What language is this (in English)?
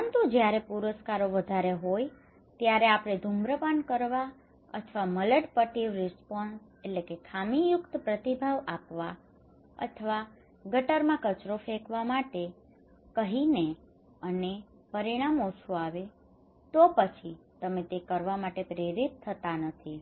Gujarati